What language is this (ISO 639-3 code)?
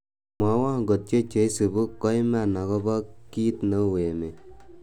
kln